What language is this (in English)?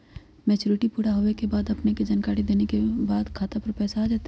Magahi